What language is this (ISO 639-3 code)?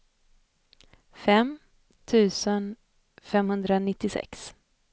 swe